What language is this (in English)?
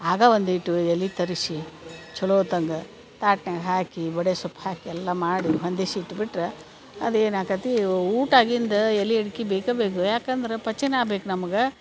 Kannada